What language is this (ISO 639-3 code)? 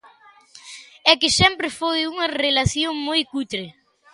glg